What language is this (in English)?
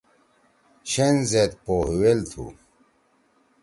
Torwali